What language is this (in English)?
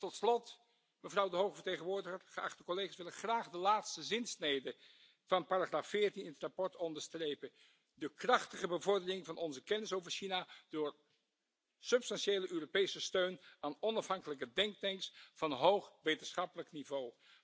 Dutch